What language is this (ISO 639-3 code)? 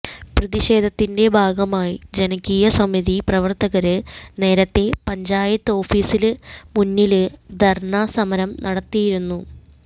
mal